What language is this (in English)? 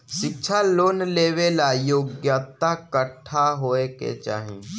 Bhojpuri